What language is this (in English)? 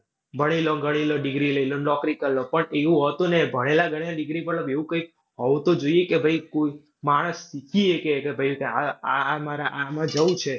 Gujarati